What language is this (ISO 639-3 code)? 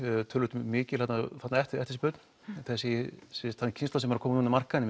isl